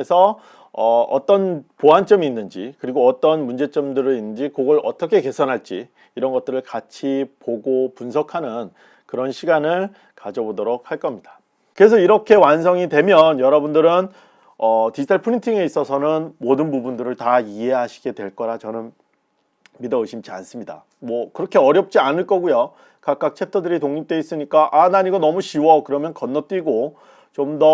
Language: Korean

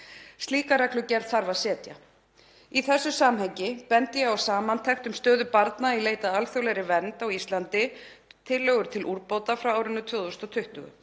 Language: Icelandic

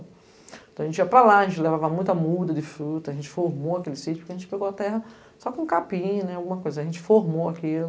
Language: Portuguese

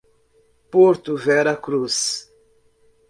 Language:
Portuguese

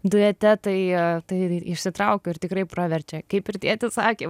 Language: Lithuanian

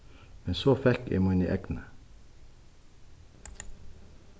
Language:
Faroese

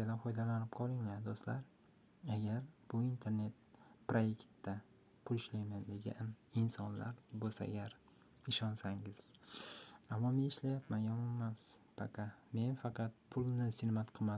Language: Turkish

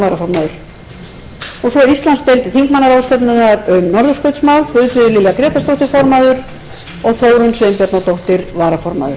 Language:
Icelandic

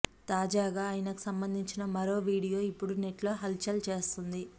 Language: Telugu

